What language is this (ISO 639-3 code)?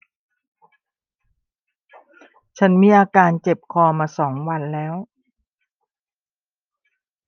tha